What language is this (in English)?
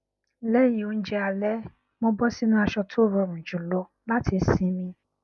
Yoruba